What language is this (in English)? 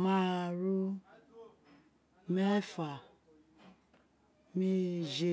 Isekiri